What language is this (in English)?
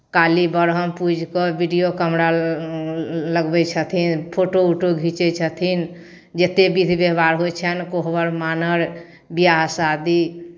Maithili